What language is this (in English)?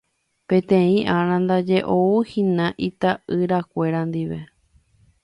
Guarani